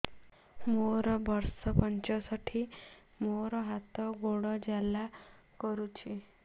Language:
Odia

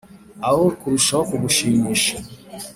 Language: Kinyarwanda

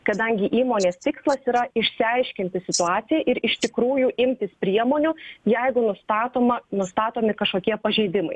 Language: Lithuanian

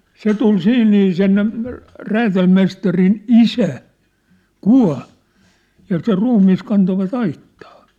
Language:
Finnish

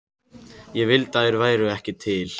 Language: Icelandic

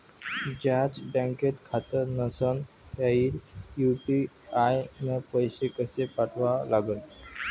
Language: Marathi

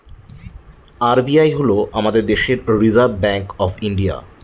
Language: Bangla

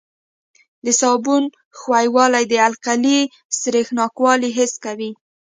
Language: Pashto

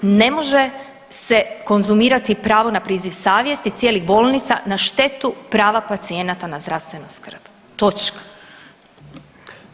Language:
Croatian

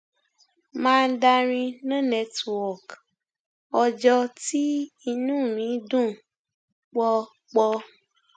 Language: Yoruba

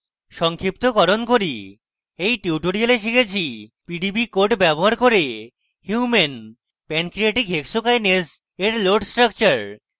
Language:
Bangla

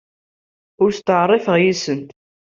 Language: Kabyle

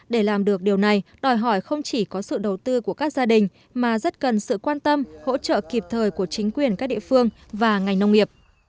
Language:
Vietnamese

